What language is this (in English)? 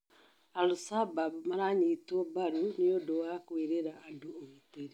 Kikuyu